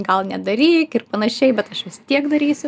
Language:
Lithuanian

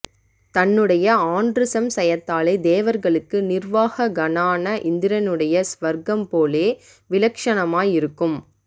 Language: Tamil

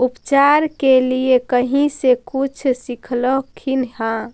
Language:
Magahi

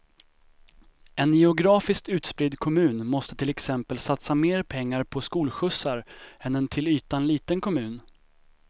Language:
Swedish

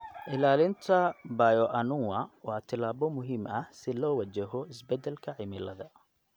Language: Somali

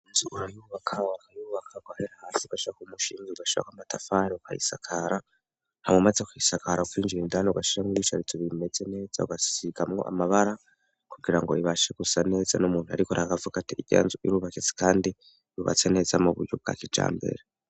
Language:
Rundi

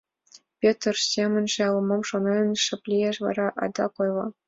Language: Mari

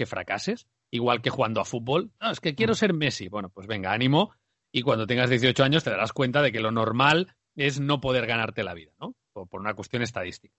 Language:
Spanish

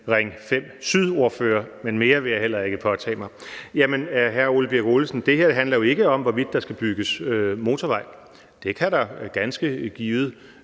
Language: Danish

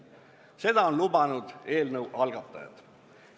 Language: Estonian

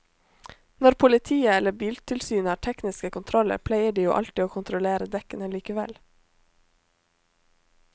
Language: Norwegian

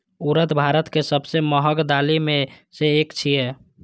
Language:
Maithili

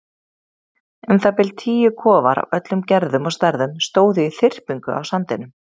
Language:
Icelandic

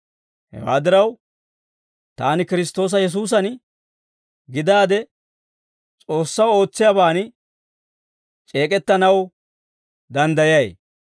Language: Dawro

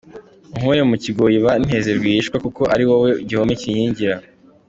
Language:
Kinyarwanda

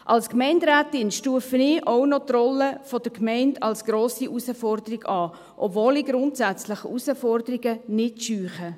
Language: Swiss German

